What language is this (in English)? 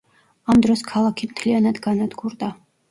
Georgian